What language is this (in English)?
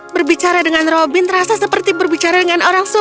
Indonesian